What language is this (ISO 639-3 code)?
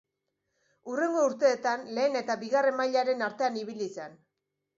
eus